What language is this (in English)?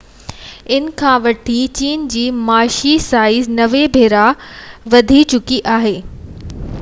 Sindhi